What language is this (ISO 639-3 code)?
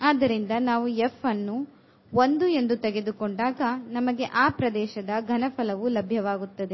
kan